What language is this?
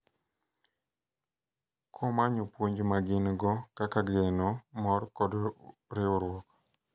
Luo (Kenya and Tanzania)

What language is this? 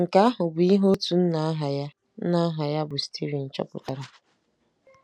Igbo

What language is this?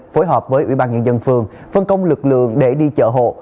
Vietnamese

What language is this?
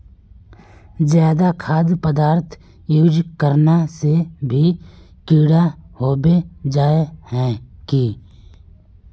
Magahi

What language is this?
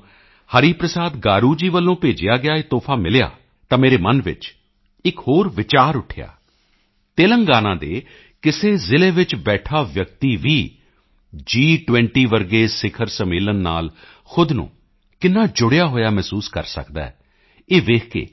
Punjabi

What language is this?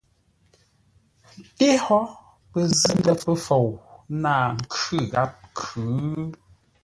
Ngombale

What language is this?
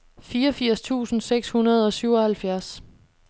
Danish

